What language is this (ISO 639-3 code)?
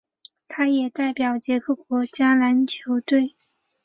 zho